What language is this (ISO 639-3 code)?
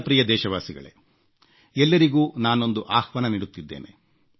kan